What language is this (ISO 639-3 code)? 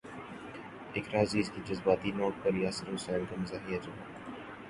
urd